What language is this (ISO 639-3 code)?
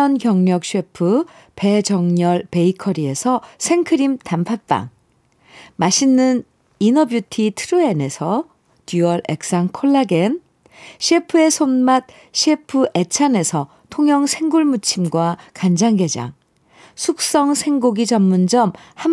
kor